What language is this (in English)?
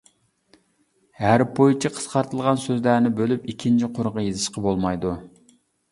Uyghur